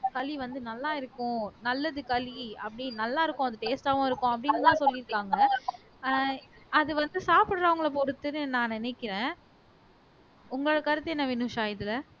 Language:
Tamil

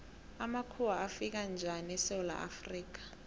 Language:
South Ndebele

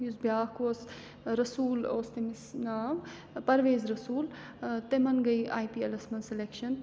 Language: Kashmiri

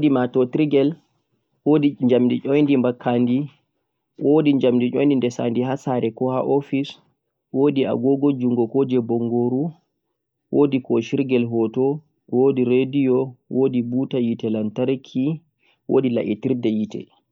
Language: Central-Eastern Niger Fulfulde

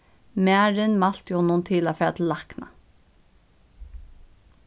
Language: Faroese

